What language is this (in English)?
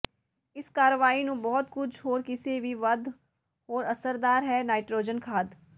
Punjabi